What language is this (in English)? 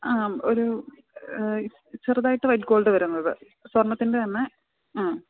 Malayalam